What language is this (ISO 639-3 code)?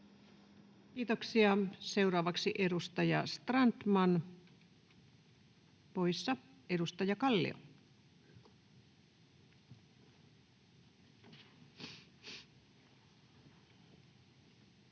fin